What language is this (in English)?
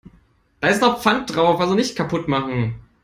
German